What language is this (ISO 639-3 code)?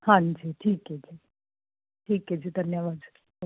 pan